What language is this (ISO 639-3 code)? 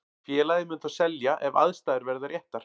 isl